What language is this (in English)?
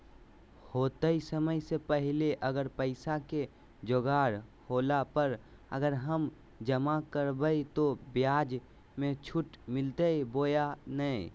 Magahi